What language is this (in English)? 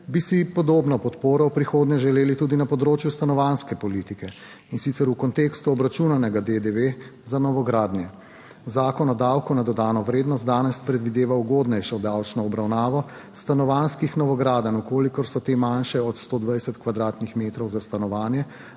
Slovenian